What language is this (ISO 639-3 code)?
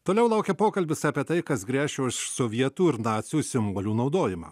lit